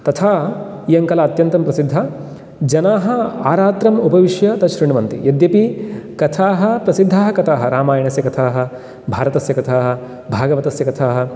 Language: Sanskrit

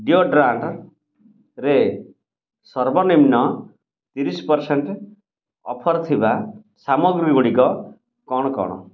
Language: Odia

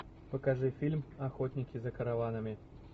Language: Russian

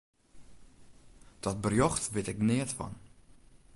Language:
Western Frisian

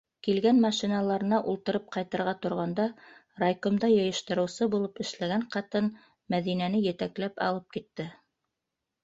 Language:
Bashkir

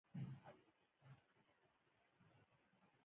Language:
Pashto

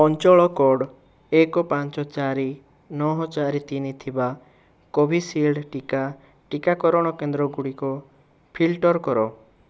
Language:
Odia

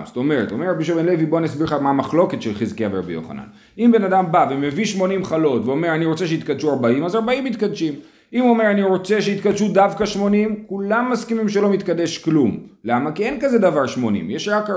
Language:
Hebrew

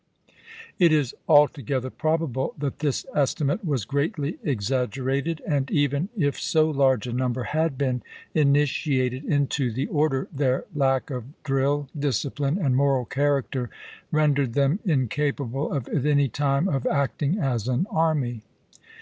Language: English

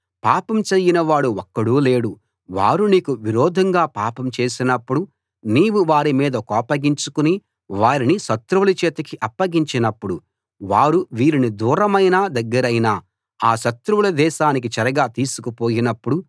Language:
Telugu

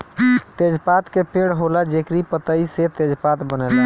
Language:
Bhojpuri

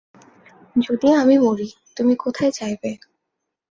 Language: Bangla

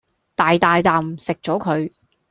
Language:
Cantonese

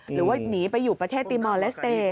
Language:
Thai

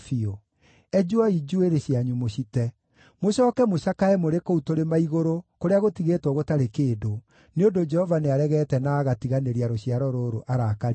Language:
Kikuyu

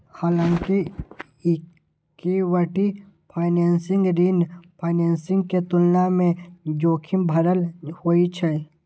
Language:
Maithili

